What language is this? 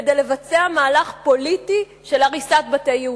Hebrew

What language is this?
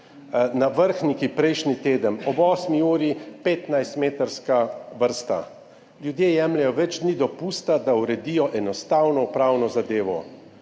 Slovenian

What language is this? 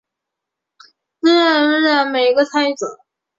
Chinese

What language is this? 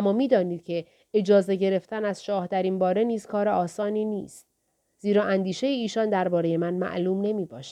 Persian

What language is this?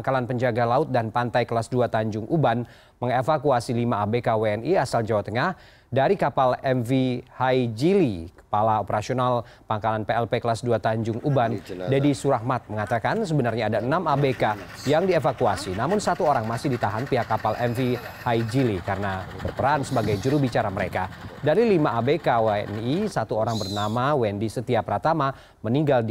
Indonesian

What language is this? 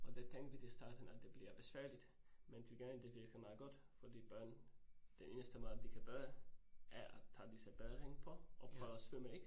Danish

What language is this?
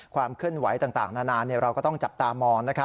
Thai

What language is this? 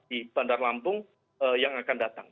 Indonesian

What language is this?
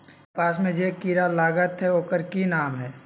Magahi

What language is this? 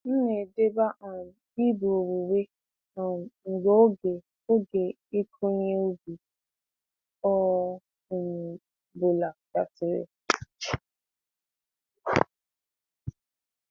Igbo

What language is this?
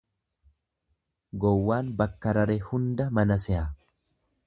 Oromo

